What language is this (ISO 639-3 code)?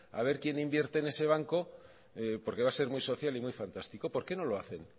spa